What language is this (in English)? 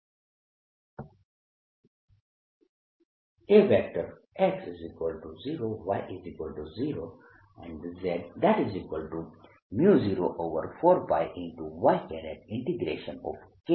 Gujarati